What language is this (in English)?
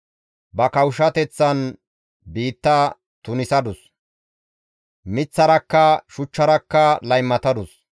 Gamo